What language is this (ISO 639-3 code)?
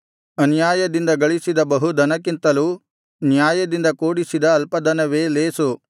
kan